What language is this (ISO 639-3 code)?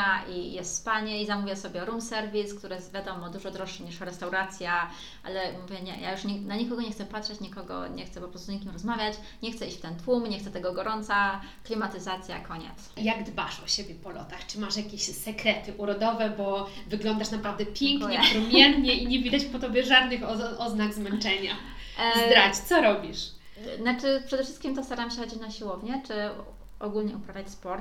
pol